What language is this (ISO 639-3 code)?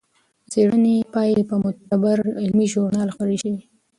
pus